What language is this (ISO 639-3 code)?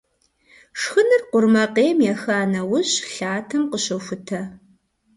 kbd